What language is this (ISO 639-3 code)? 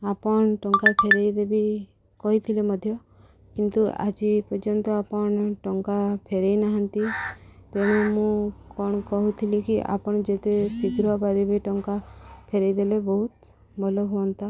ori